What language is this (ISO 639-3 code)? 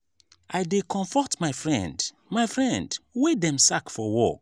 pcm